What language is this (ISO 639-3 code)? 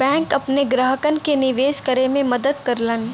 bho